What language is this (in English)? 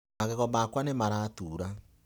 Kikuyu